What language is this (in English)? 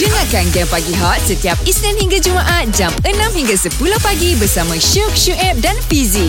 Malay